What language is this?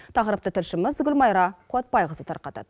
Kazakh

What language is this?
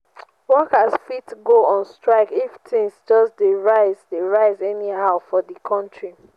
Nigerian Pidgin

